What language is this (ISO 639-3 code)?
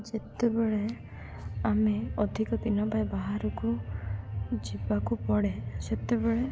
ori